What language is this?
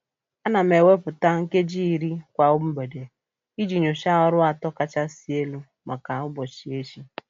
Igbo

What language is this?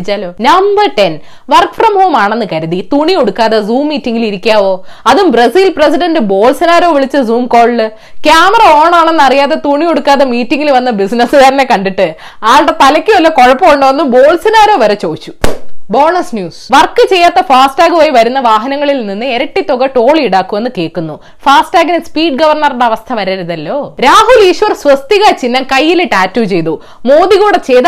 Malayalam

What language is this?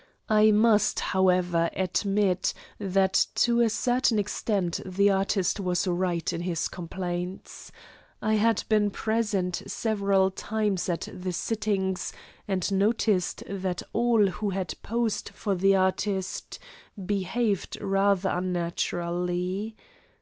English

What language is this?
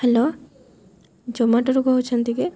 Odia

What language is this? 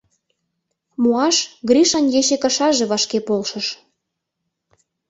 Mari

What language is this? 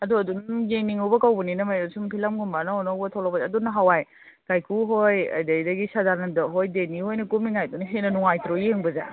Manipuri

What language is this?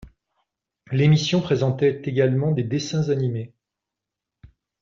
French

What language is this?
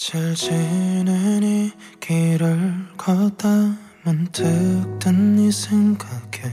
Korean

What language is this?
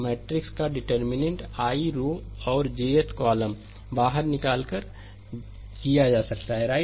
Hindi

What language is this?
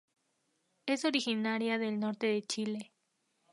Spanish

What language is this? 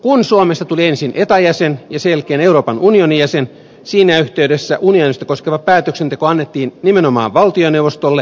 Finnish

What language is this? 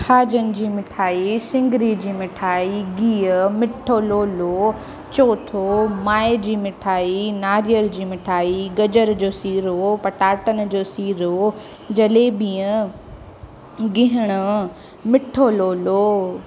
Sindhi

